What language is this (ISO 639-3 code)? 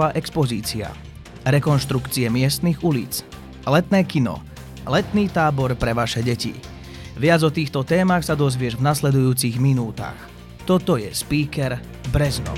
slk